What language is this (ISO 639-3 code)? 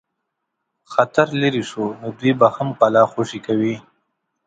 pus